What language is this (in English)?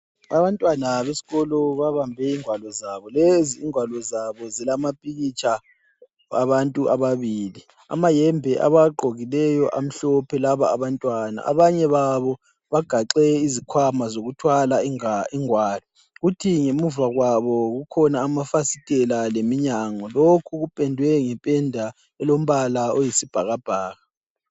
North Ndebele